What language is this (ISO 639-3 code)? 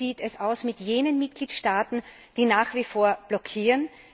deu